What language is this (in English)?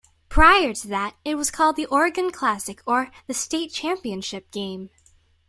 English